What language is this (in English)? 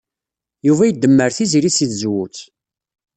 Kabyle